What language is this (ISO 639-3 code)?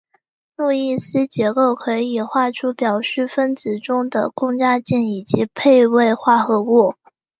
zho